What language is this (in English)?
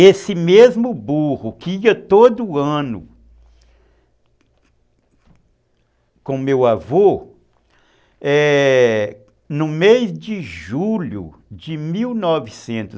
Portuguese